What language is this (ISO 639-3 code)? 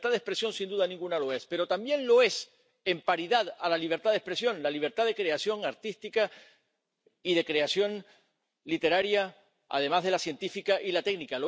spa